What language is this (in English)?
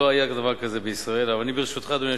Hebrew